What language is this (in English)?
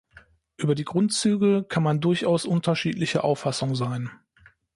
German